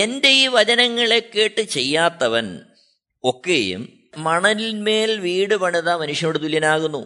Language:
Malayalam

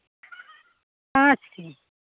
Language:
Hindi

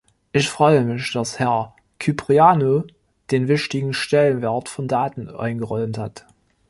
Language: German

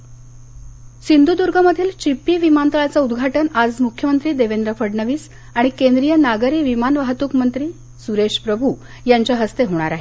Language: Marathi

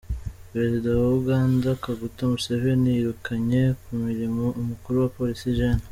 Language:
Kinyarwanda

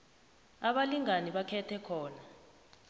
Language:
South Ndebele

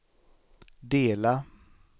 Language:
Swedish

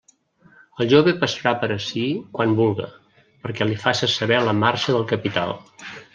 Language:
Catalan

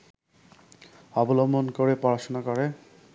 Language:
Bangla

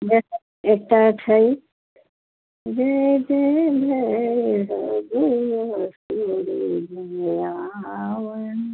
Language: Maithili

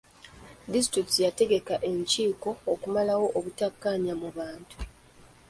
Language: Ganda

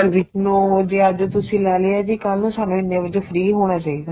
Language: Punjabi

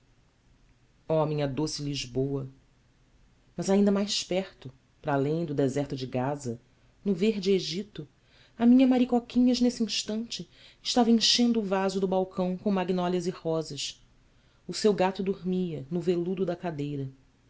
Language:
Portuguese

